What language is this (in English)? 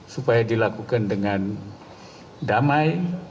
Indonesian